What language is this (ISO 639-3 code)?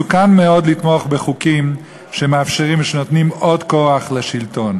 heb